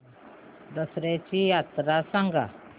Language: Marathi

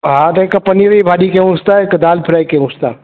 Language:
Sindhi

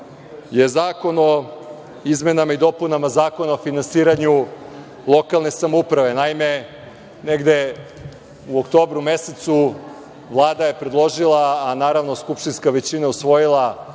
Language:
Serbian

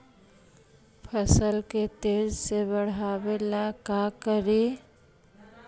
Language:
Magahi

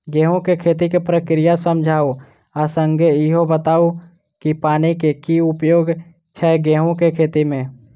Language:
Maithili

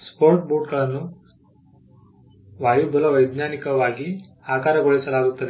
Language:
Kannada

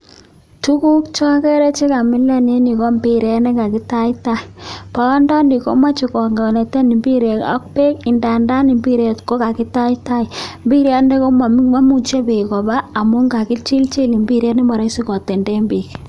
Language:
Kalenjin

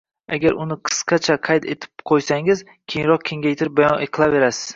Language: Uzbek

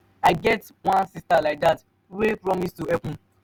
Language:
Nigerian Pidgin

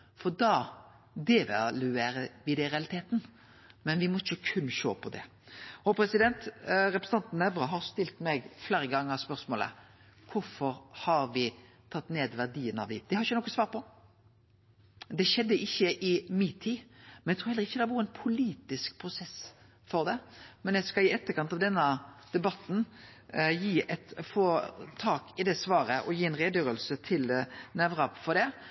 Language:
Norwegian Nynorsk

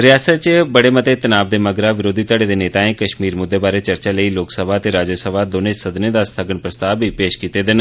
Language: Dogri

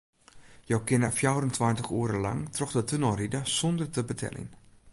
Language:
Western Frisian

